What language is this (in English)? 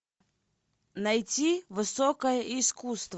Russian